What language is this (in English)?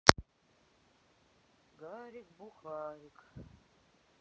Russian